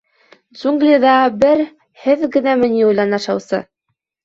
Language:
Bashkir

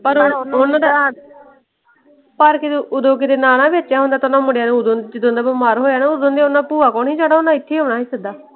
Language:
Punjabi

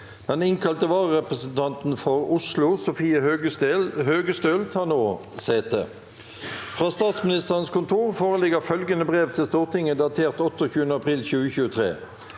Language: Norwegian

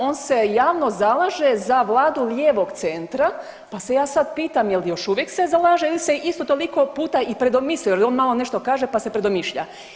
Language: Croatian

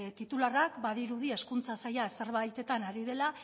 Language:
Basque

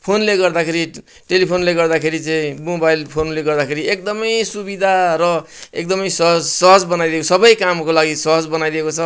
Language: Nepali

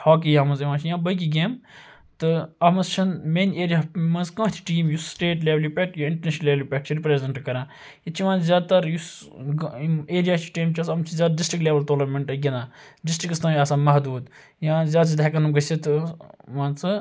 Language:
Kashmiri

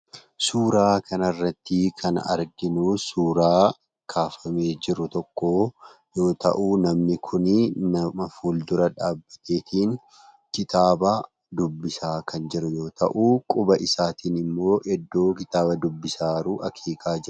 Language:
Oromo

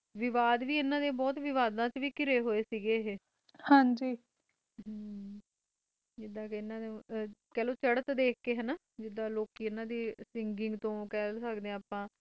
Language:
Punjabi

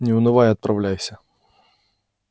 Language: Russian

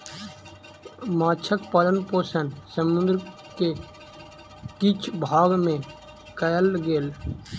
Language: Maithili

